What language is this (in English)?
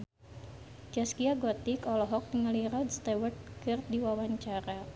Sundanese